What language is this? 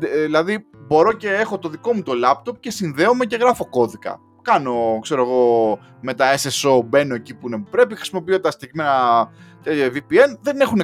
Greek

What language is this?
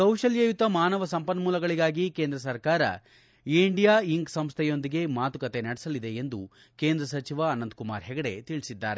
Kannada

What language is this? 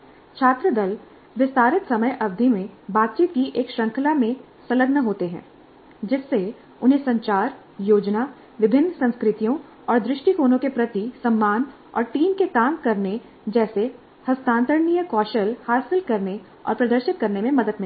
Hindi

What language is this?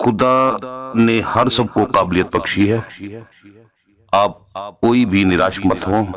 Hindi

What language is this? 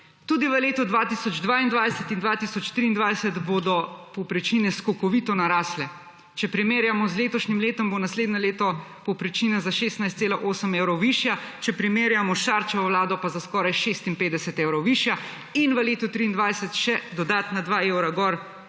Slovenian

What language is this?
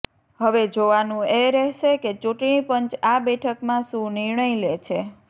Gujarati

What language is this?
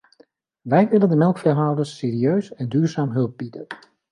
Dutch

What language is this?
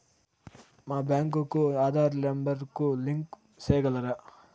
Telugu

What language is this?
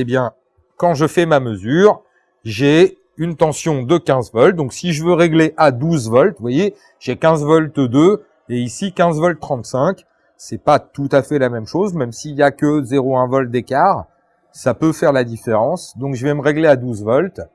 French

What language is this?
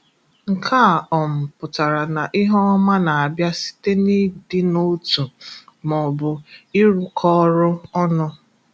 Igbo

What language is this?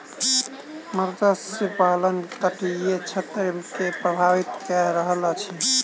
Maithili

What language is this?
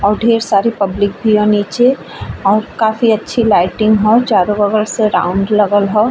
Bhojpuri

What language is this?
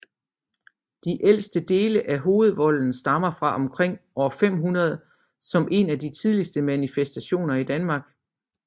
Danish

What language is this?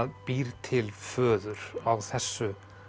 Icelandic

